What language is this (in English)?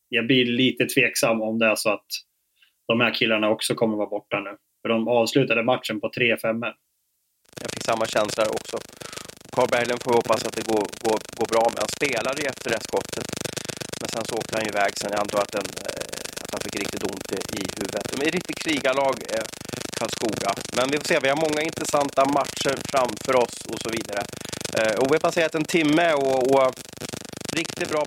Swedish